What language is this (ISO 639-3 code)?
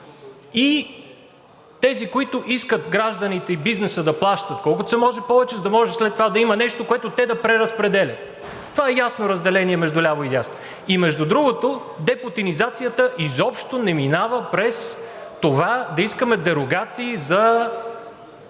bul